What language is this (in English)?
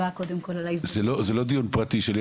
Hebrew